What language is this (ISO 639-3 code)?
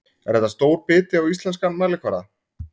isl